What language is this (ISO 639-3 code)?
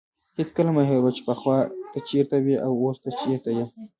pus